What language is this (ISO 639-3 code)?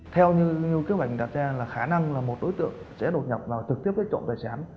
vie